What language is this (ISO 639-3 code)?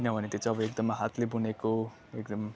nep